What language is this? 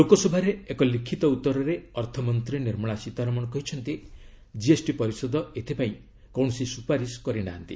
Odia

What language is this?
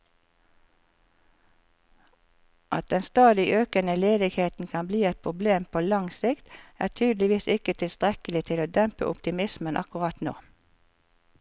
Norwegian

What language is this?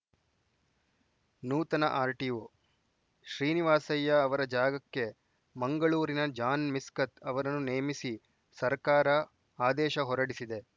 Kannada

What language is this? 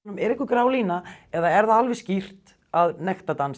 Icelandic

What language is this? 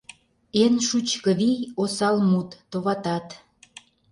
Mari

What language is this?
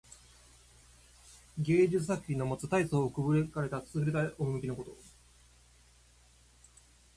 Japanese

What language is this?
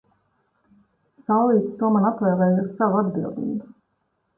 Latvian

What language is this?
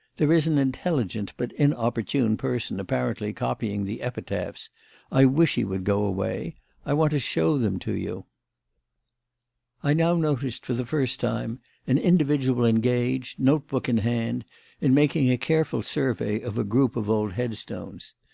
English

